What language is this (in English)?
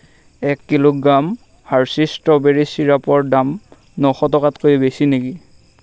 Assamese